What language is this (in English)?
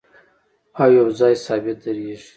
Pashto